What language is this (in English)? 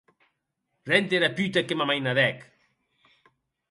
Occitan